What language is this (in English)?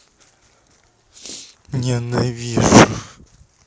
Russian